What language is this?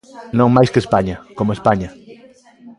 Galician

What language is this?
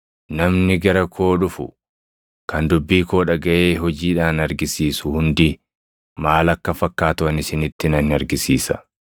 Oromo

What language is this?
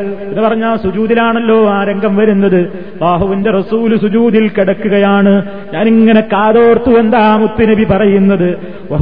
Malayalam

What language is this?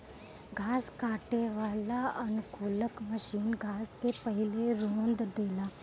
Bhojpuri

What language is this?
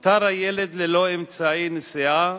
Hebrew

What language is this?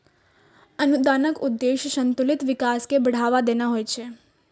Maithili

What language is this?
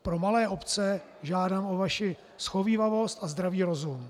Czech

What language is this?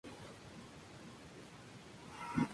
Spanish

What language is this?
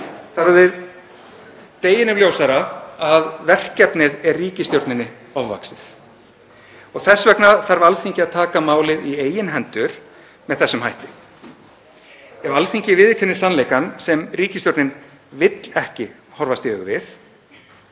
Icelandic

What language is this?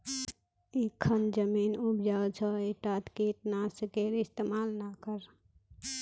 Magahi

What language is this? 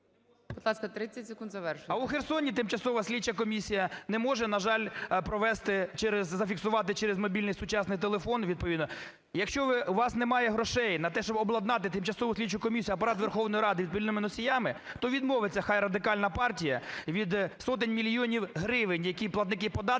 Ukrainian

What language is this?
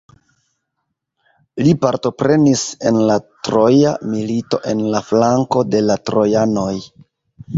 Esperanto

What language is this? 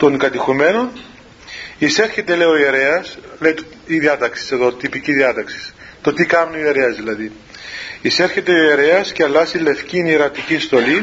Greek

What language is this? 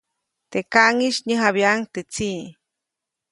Copainalá Zoque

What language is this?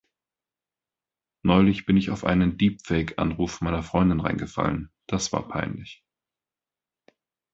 German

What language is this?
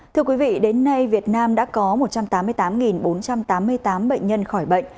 Vietnamese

